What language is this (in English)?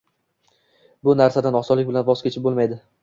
Uzbek